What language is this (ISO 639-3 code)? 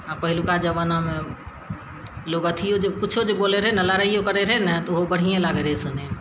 mai